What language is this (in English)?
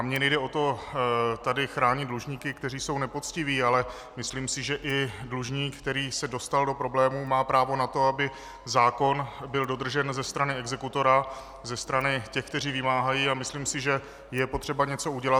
Czech